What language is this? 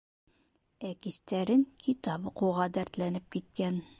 Bashkir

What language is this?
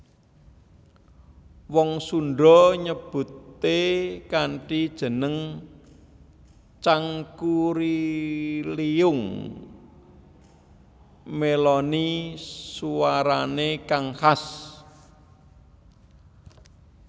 Javanese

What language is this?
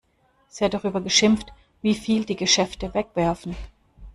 German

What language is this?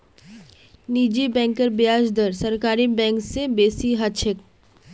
Magahi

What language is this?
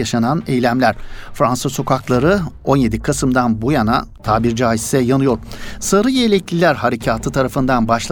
Turkish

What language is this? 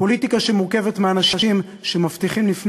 Hebrew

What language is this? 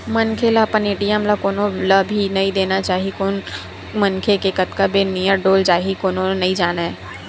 Chhattisgarhi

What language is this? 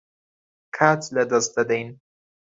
Central Kurdish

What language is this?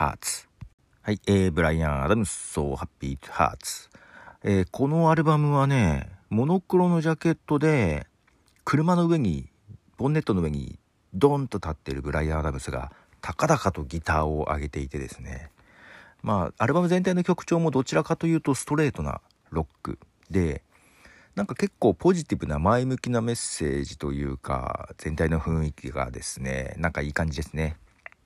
Japanese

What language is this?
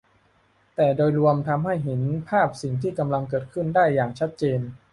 Thai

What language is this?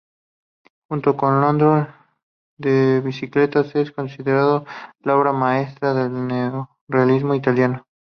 Spanish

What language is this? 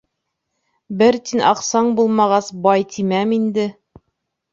Bashkir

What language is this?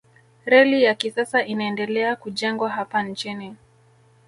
Swahili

